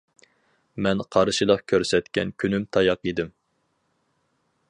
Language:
Uyghur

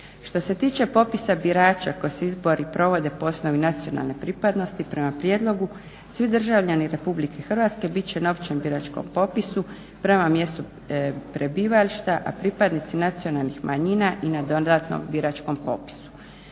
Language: Croatian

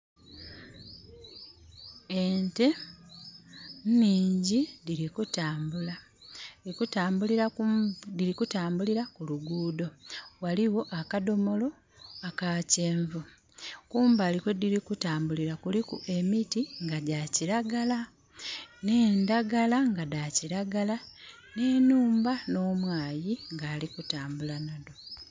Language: Soga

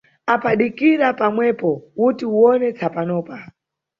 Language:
Nyungwe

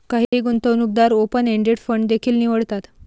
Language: Marathi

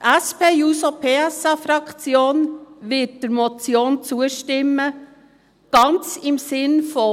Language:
Swiss German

